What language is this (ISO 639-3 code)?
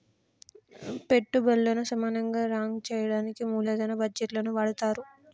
tel